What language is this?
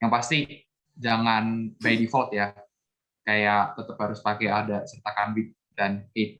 Indonesian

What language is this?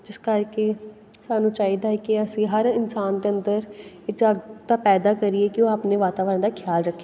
Punjabi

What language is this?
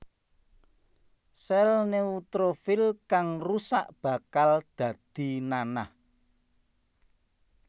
Javanese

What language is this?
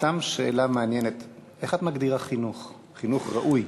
Hebrew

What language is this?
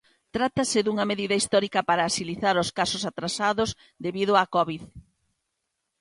Galician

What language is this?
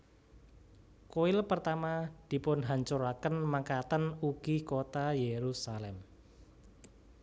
Javanese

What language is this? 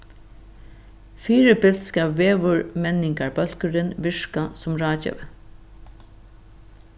Faroese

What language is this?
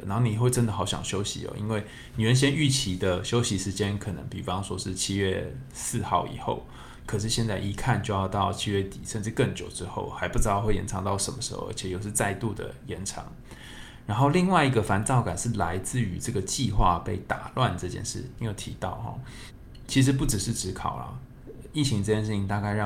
Chinese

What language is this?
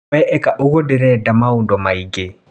Kikuyu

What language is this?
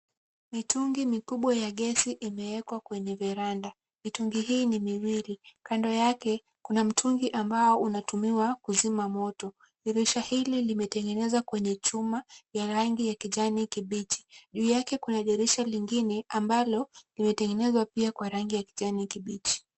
Swahili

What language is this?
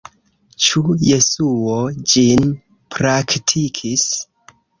Esperanto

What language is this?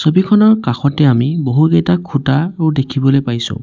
Assamese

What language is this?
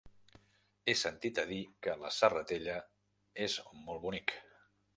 Catalan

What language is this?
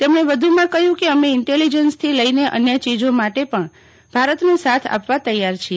Gujarati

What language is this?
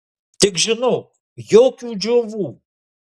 Lithuanian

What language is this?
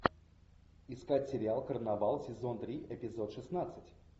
Russian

